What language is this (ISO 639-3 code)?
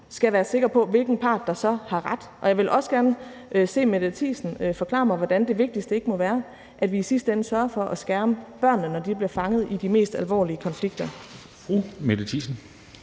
dan